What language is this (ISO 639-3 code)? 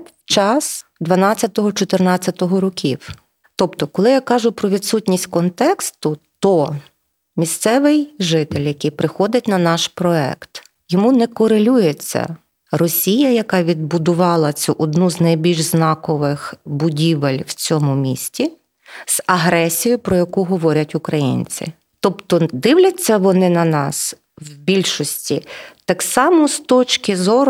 ukr